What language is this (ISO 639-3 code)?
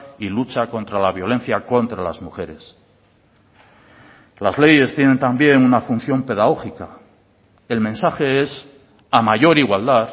spa